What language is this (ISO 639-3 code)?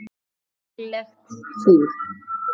isl